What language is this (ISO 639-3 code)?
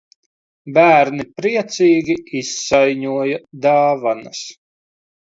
lav